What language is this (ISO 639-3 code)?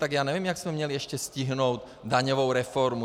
ces